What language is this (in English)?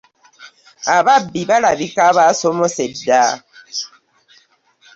Ganda